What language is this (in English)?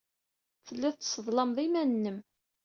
Kabyle